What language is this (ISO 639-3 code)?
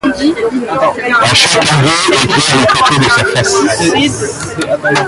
fra